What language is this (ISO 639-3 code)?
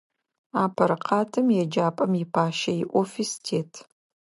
ady